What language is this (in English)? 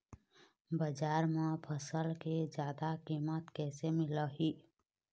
Chhattisgarhi